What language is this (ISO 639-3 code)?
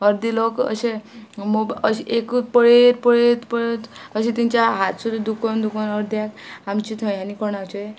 kok